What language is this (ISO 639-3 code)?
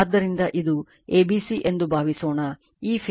kan